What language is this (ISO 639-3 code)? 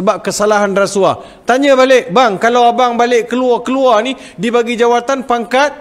msa